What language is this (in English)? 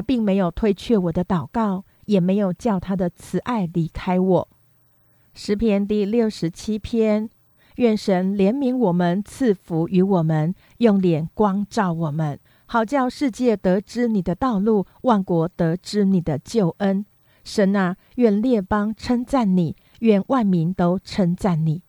Chinese